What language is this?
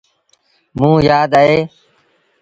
Sindhi Bhil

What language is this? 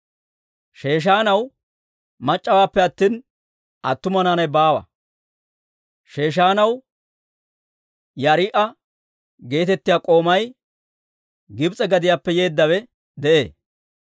Dawro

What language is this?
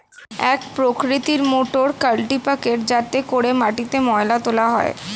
Bangla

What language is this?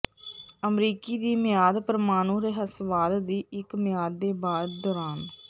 Punjabi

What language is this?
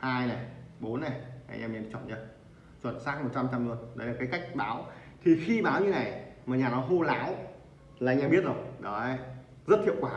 Vietnamese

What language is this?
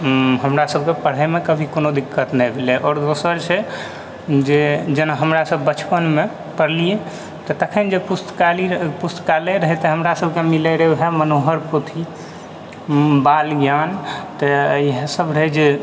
Maithili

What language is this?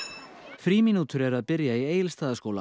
Icelandic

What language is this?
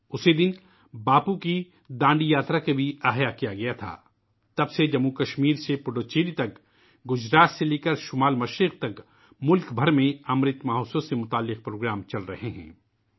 Urdu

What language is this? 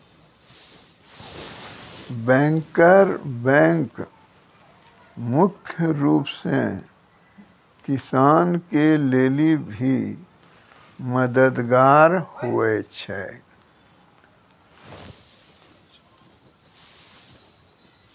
Maithili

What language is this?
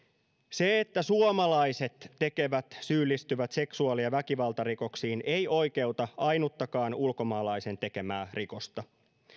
Finnish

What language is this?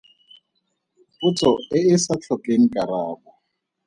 Tswana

